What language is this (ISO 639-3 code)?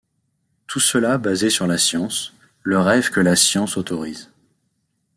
fra